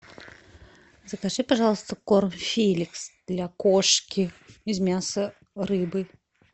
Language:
Russian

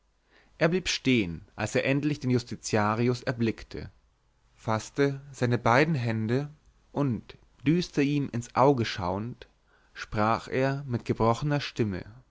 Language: German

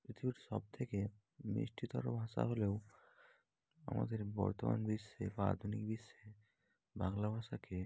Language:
Bangla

